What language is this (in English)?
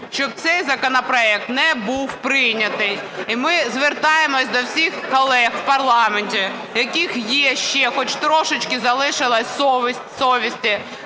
Ukrainian